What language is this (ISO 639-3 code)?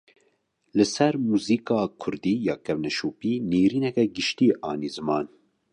kur